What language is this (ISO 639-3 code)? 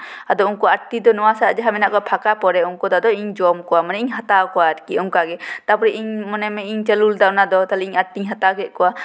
sat